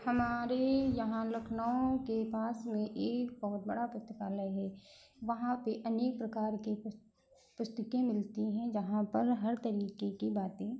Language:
Hindi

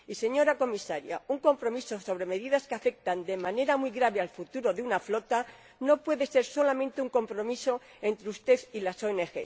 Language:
Spanish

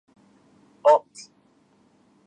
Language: Japanese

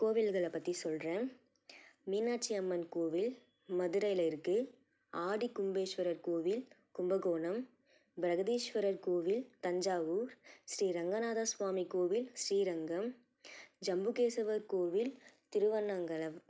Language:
Tamil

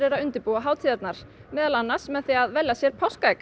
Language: Icelandic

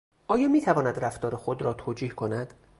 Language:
Persian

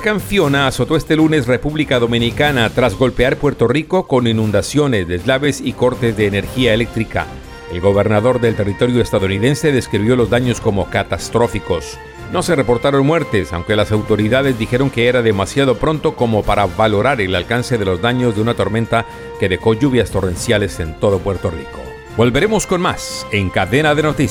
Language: Spanish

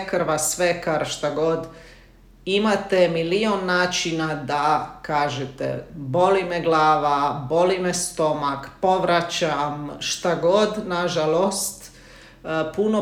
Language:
Croatian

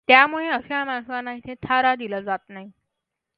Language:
Marathi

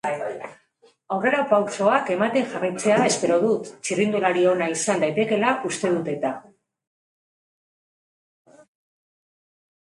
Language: Basque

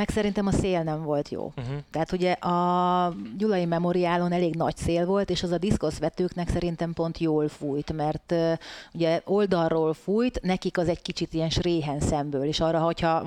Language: Hungarian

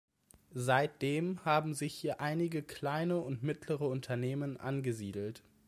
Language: German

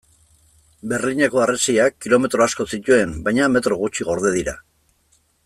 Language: Basque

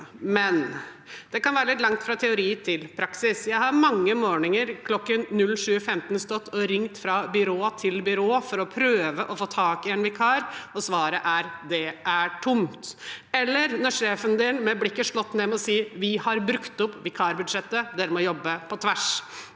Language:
Norwegian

